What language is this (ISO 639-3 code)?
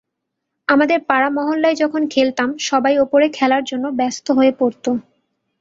ben